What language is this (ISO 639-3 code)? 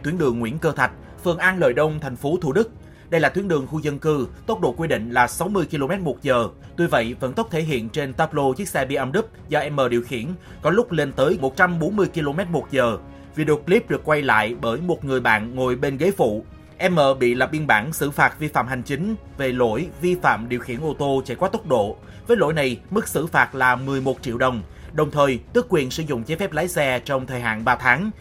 vie